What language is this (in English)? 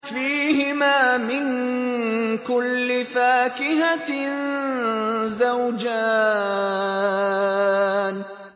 Arabic